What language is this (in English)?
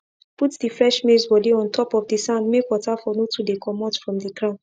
Nigerian Pidgin